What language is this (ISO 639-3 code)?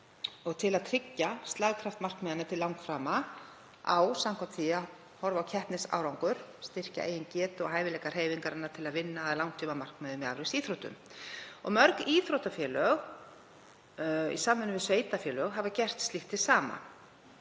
isl